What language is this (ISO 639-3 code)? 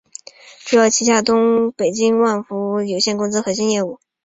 zho